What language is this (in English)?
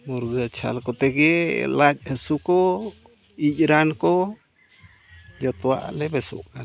Santali